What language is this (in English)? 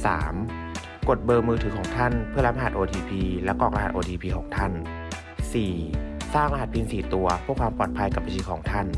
Thai